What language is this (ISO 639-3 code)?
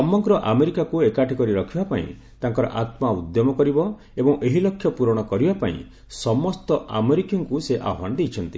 ori